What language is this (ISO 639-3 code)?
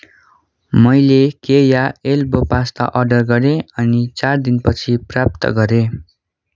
nep